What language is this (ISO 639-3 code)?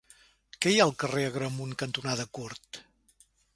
cat